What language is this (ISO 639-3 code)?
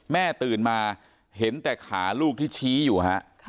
tha